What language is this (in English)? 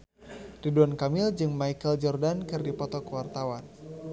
Sundanese